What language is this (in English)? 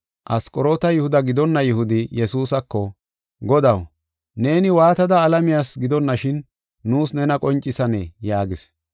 Gofa